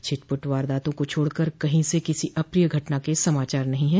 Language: Hindi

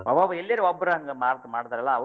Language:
Kannada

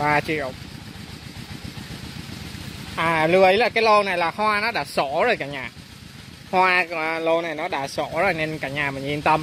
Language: Vietnamese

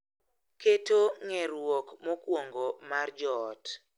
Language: Luo (Kenya and Tanzania)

